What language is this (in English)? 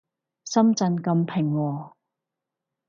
Cantonese